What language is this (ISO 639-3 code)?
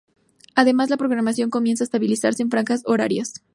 spa